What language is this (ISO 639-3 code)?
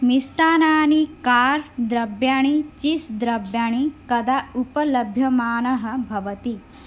san